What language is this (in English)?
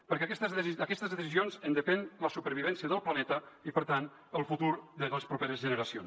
Catalan